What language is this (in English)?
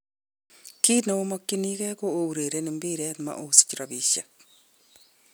Kalenjin